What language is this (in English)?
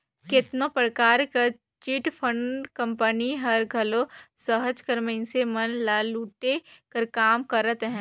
Chhattisgarhi